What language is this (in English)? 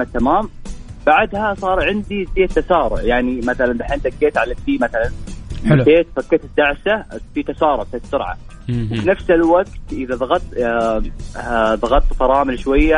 Arabic